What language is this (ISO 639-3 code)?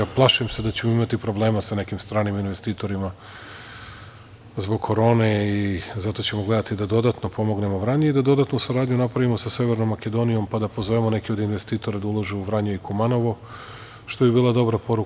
srp